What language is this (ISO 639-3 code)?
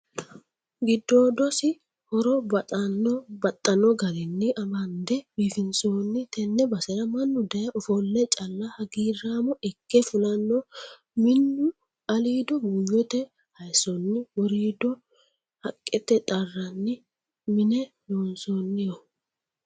sid